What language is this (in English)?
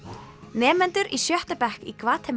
Icelandic